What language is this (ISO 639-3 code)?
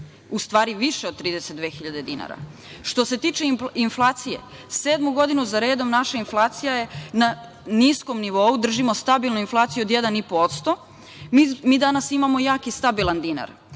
srp